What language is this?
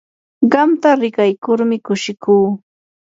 Yanahuanca Pasco Quechua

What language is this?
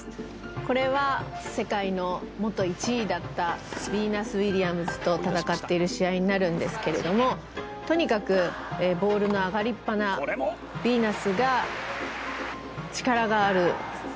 Japanese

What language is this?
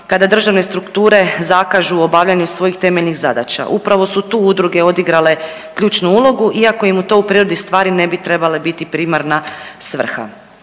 Croatian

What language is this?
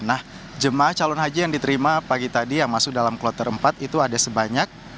Indonesian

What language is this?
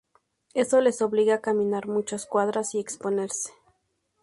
Spanish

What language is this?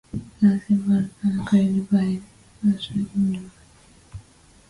English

